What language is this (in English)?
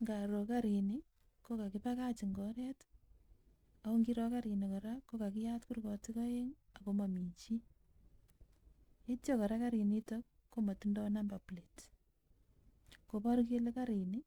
Kalenjin